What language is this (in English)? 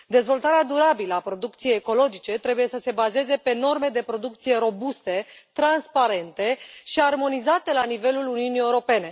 Romanian